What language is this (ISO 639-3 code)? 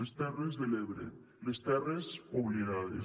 cat